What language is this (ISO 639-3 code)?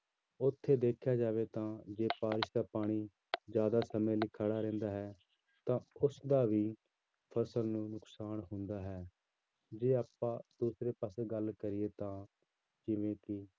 pan